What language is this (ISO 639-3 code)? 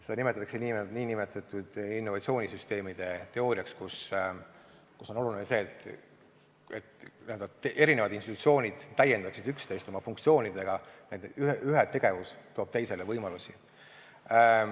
est